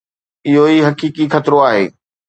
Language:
Sindhi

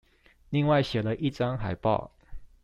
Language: Chinese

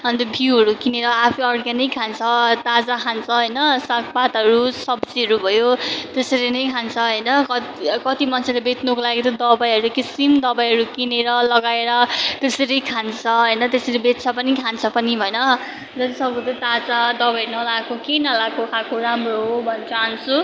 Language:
Nepali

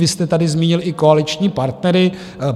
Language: Czech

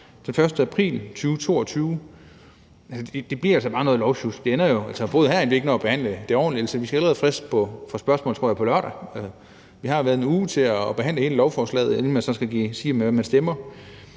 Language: Danish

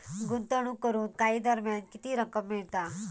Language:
Marathi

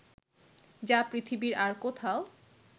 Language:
Bangla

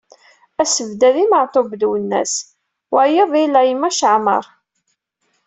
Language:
Kabyle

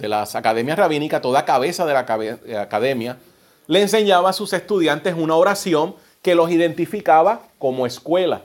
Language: Spanish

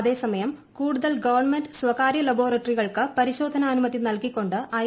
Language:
Malayalam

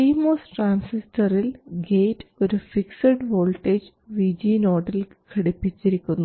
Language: Malayalam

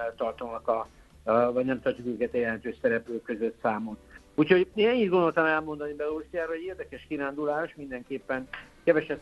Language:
Hungarian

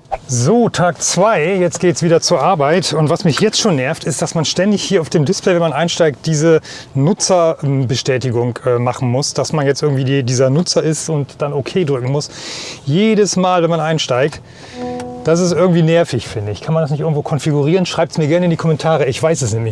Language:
German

